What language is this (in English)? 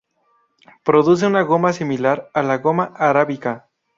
Spanish